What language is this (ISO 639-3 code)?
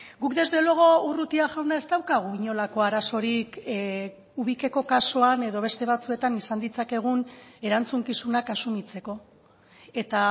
eus